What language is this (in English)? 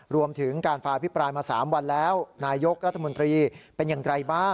Thai